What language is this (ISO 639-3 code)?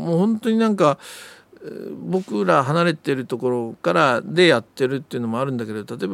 jpn